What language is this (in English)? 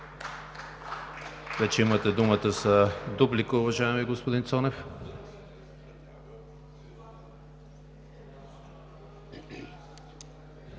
Bulgarian